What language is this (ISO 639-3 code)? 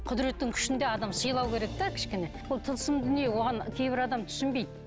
kaz